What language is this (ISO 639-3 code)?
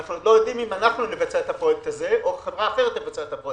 heb